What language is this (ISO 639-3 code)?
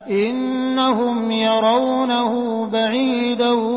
ara